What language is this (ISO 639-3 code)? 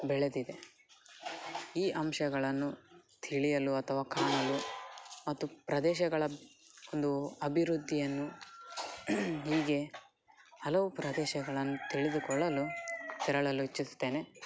kan